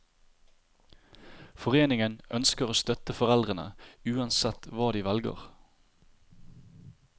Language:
Norwegian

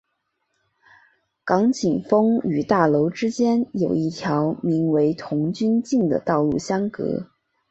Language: Chinese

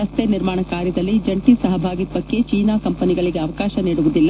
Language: Kannada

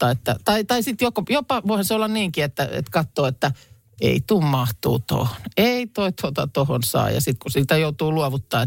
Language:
Finnish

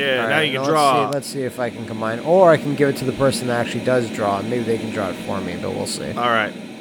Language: English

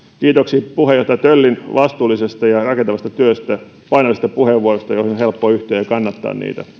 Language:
Finnish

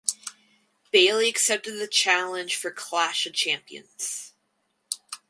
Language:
English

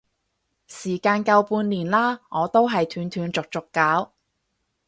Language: Cantonese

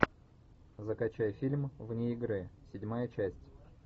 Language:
Russian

